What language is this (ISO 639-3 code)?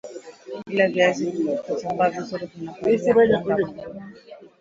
swa